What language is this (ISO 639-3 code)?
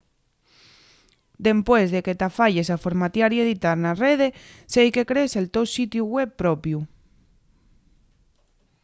ast